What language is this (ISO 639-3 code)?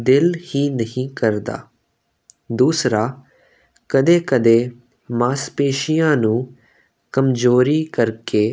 pan